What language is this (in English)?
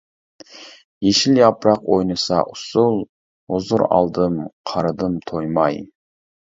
Uyghur